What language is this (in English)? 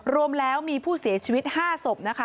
Thai